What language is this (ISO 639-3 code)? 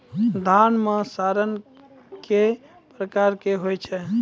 mai